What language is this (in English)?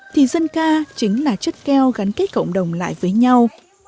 Vietnamese